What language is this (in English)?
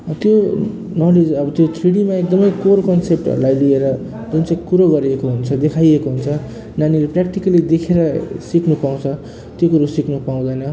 Nepali